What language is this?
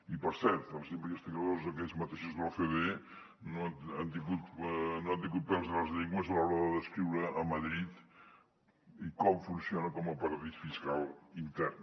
Catalan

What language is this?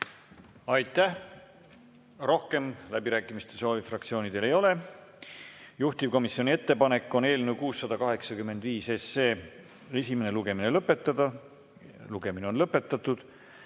Estonian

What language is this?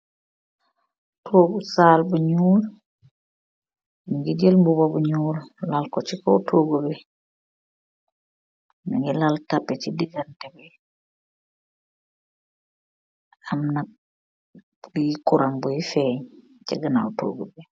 Wolof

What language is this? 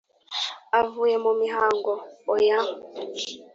Kinyarwanda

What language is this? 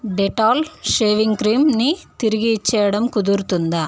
Telugu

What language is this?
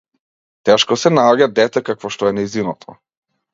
Macedonian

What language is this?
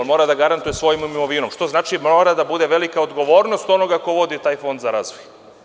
Serbian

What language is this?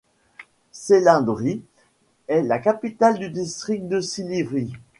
French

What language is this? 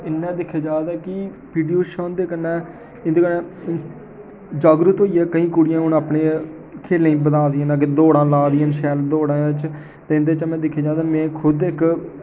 Dogri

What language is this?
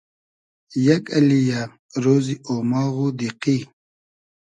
Hazaragi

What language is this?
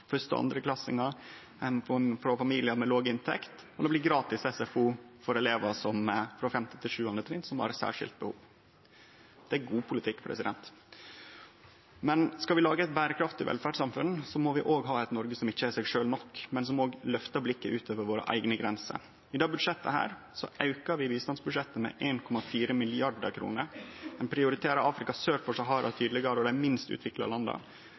Norwegian Nynorsk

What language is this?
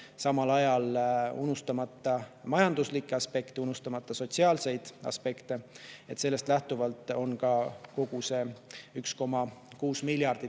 Estonian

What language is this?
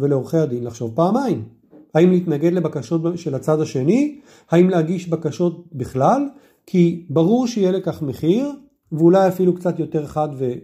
Hebrew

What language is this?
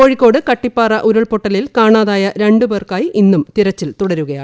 Malayalam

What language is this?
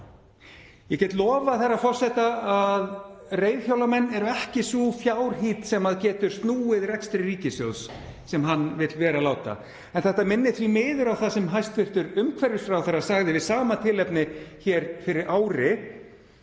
Icelandic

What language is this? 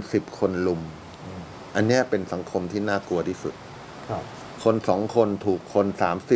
Thai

